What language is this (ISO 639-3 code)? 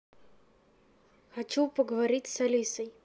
rus